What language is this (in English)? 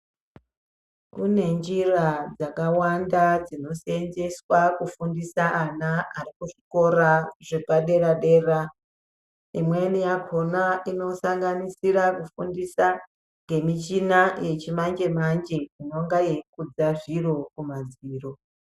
Ndau